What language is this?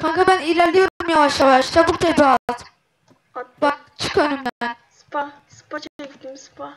Turkish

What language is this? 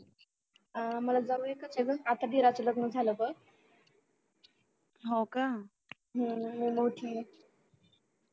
Marathi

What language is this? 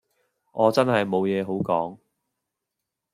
Cantonese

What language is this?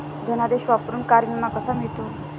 Marathi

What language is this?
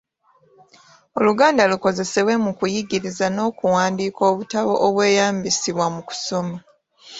Ganda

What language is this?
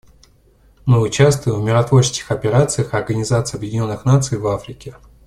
Russian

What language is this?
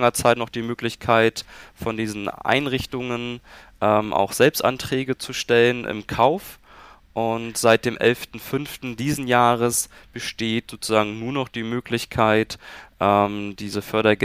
German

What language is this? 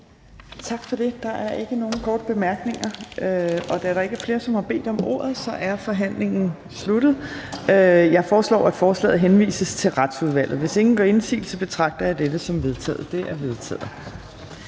Danish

